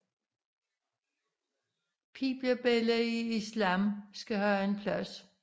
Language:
Danish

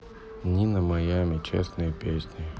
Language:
Russian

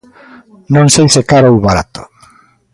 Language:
Galician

